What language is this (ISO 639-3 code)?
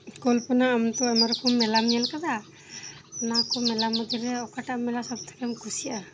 sat